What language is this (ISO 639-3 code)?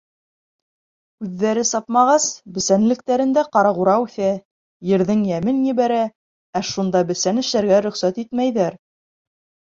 bak